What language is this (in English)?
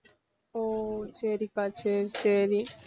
Tamil